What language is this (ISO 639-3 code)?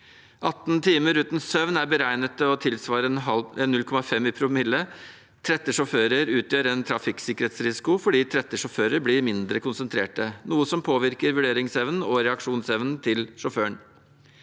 nor